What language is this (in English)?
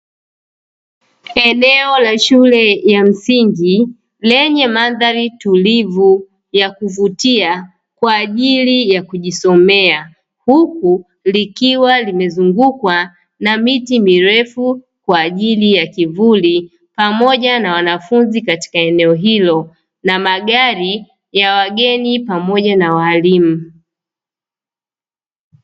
Swahili